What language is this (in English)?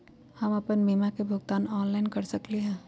Magahi